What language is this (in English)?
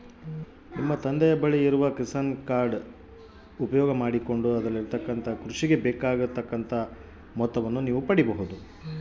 Kannada